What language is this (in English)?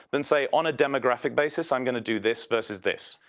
English